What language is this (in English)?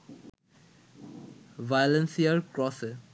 Bangla